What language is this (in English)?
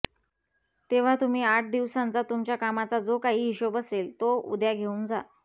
Marathi